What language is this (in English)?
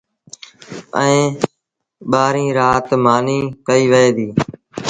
Sindhi Bhil